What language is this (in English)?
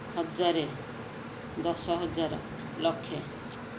Odia